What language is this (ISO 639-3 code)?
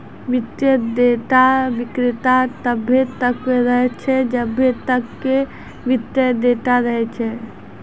mai